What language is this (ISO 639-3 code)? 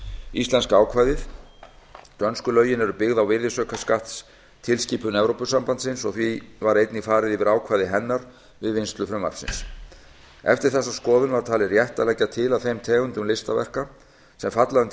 isl